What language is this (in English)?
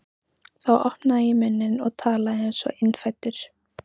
Icelandic